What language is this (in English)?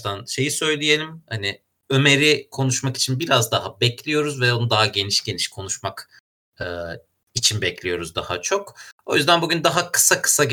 Turkish